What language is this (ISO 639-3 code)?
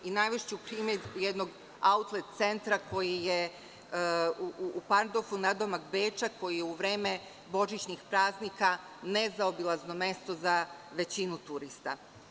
srp